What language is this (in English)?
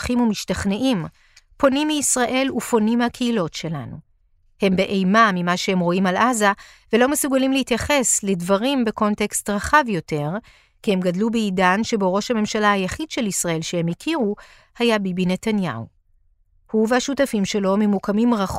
Hebrew